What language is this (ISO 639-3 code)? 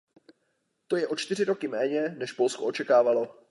ces